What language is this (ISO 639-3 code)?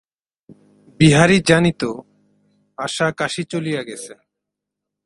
ben